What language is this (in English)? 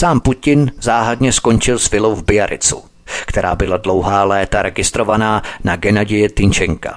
Czech